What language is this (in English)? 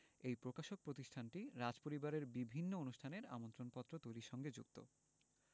Bangla